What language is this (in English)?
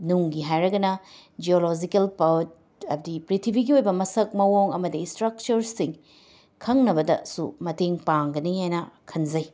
Manipuri